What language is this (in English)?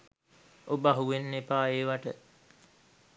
Sinhala